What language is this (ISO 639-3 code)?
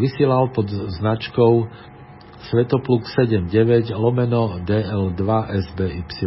slk